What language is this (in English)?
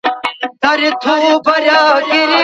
Pashto